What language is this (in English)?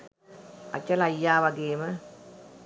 Sinhala